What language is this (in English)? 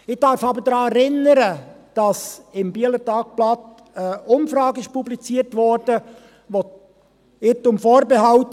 Swiss German